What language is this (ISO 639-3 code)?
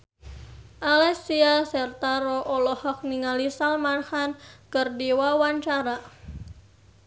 sun